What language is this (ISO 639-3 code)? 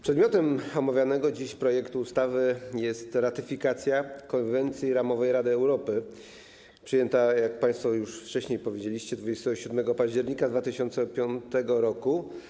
pol